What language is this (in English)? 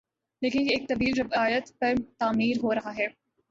Urdu